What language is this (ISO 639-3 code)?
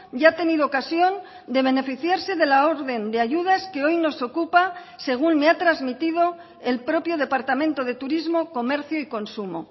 spa